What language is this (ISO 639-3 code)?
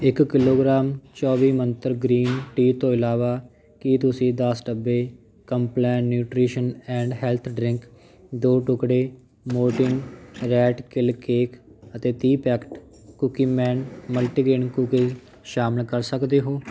pan